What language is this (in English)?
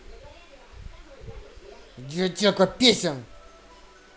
Russian